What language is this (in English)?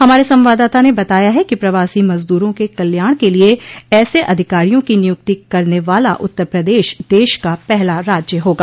Hindi